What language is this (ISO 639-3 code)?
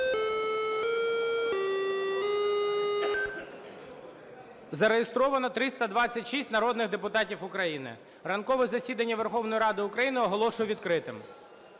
ukr